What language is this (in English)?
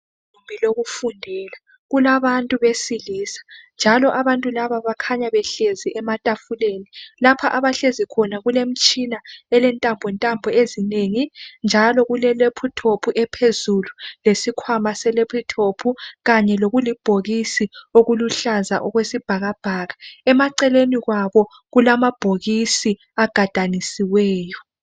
North Ndebele